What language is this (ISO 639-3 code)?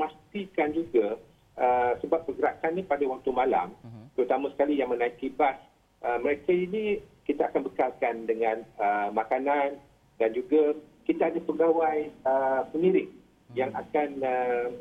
msa